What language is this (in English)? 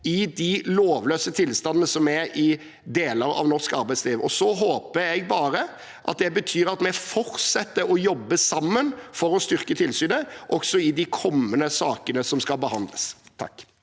Norwegian